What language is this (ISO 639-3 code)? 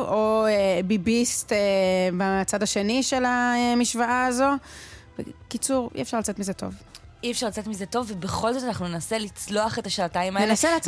heb